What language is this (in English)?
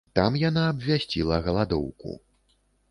Belarusian